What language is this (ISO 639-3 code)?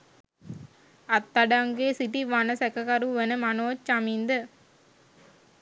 sin